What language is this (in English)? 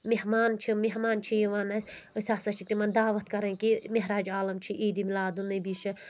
Kashmiri